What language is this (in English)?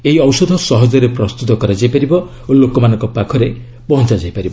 Odia